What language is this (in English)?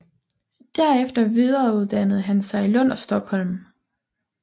Danish